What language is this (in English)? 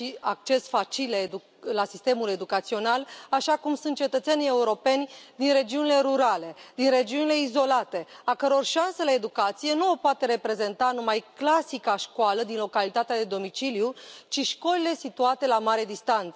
Romanian